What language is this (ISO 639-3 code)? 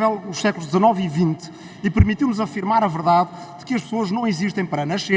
por